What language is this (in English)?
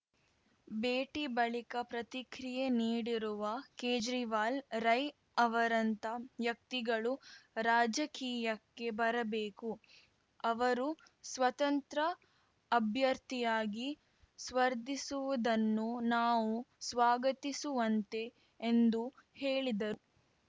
Kannada